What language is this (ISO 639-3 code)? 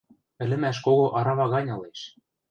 mrj